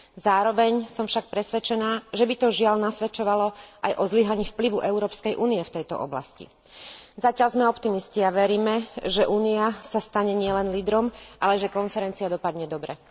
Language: Slovak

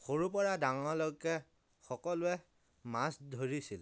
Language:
Assamese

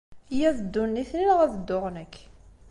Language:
Kabyle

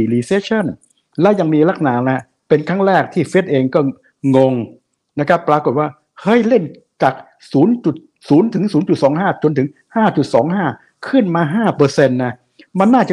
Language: Thai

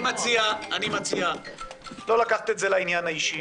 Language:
Hebrew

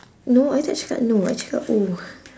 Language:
English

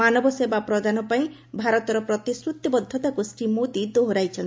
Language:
Odia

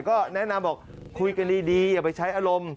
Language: Thai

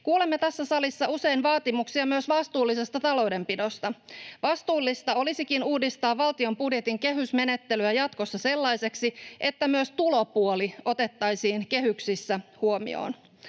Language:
Finnish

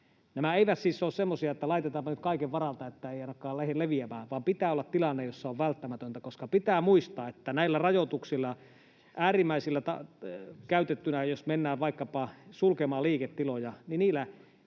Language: Finnish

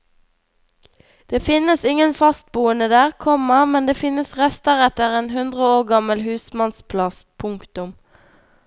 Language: Norwegian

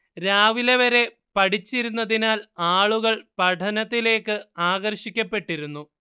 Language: Malayalam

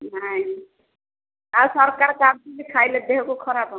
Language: Odia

